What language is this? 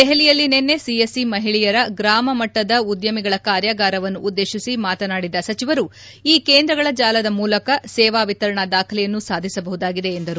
Kannada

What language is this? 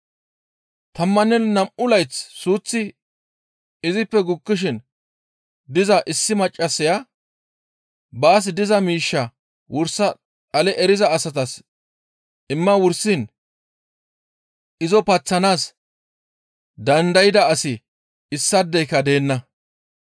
Gamo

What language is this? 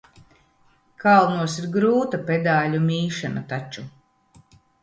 Latvian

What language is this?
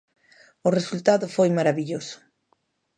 Galician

